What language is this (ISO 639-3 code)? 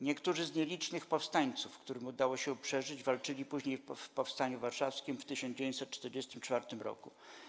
pol